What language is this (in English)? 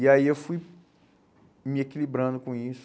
Portuguese